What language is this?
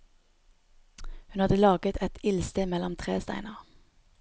Norwegian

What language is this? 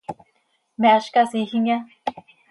Seri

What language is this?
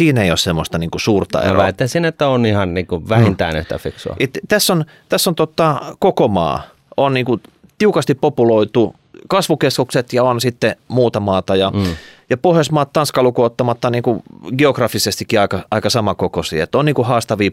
Finnish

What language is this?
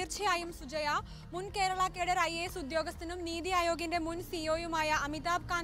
Malayalam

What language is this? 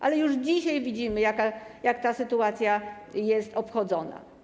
Polish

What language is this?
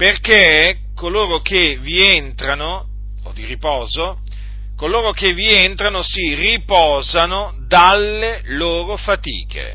Italian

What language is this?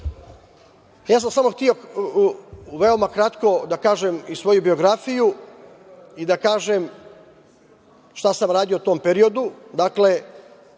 Serbian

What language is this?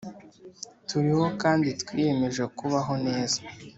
Kinyarwanda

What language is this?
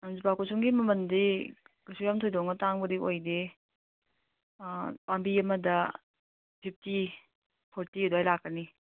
Manipuri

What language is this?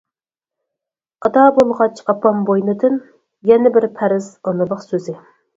Uyghur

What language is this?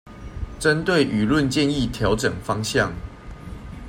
Chinese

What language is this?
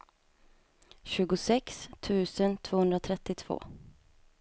Swedish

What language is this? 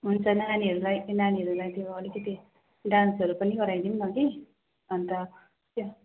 Nepali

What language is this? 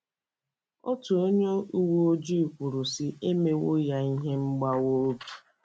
Igbo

